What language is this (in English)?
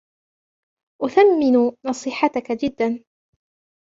Arabic